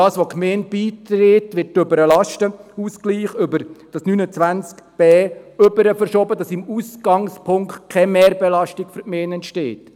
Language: Swiss German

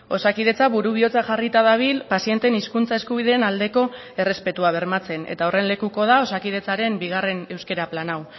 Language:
Basque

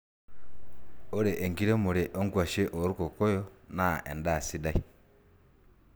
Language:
Masai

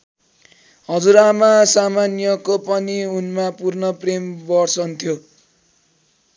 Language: Nepali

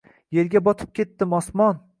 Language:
Uzbek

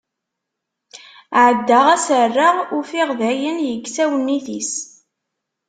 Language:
Kabyle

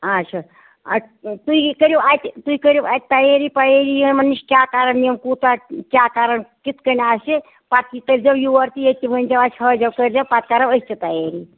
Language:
Kashmiri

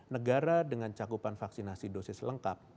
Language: Indonesian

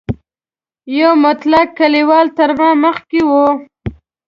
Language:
Pashto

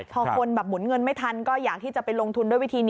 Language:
Thai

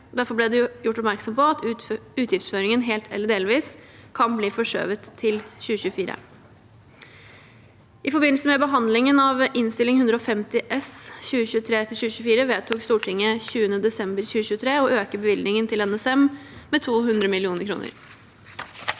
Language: Norwegian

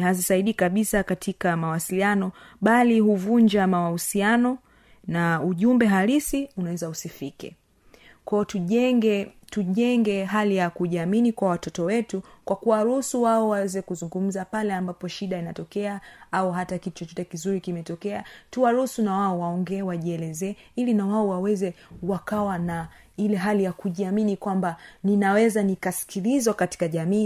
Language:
Swahili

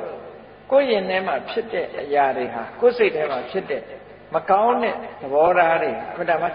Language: Thai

